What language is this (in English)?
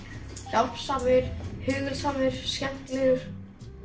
Icelandic